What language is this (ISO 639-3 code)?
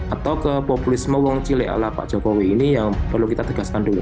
ind